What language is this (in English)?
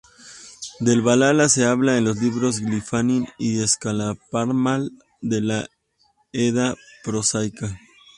Spanish